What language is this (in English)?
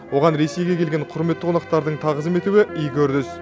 Kazakh